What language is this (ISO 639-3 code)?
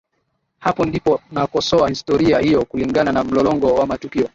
swa